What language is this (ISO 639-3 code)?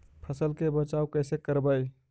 mag